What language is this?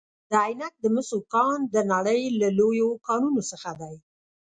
Pashto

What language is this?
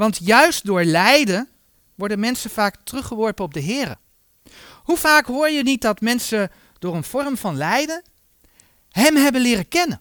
Dutch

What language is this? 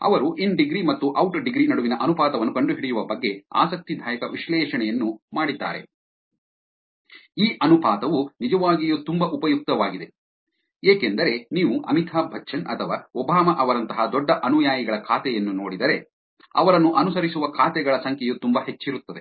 Kannada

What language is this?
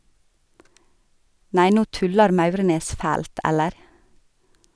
Norwegian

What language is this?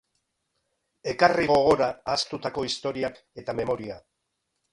Basque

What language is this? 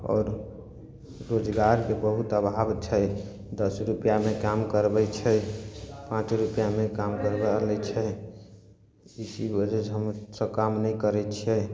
Maithili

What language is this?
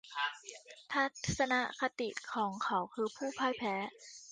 Thai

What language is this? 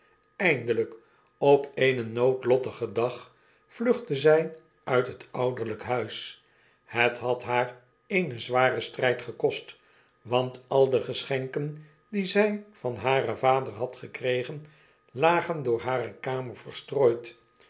Dutch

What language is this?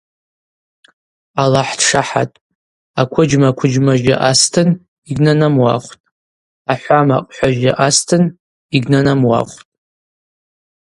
Abaza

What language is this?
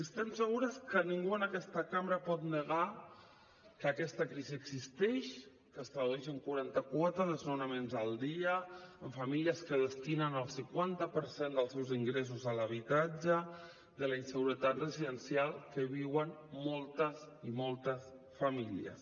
Catalan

